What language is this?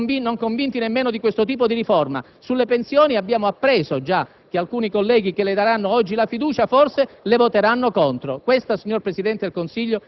Italian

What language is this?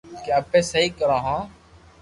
Loarki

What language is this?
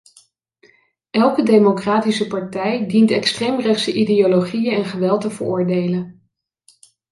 Dutch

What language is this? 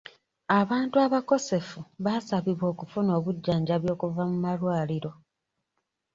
Ganda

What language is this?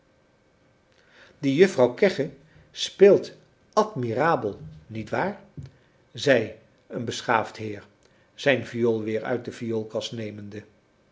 Dutch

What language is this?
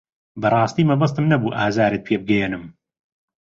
Central Kurdish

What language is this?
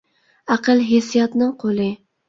Uyghur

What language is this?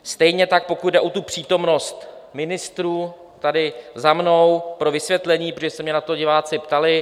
Czech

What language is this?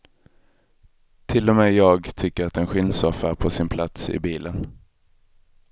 Swedish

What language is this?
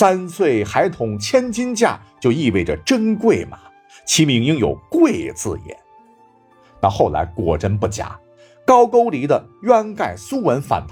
Chinese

